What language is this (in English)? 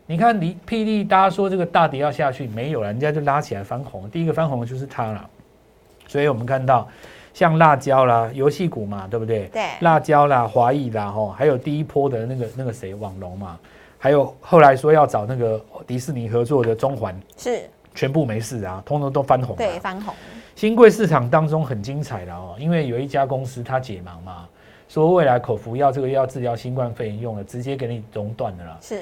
Chinese